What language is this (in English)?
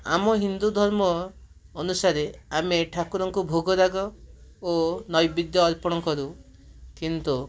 Odia